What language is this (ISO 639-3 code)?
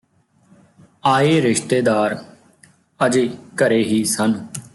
pan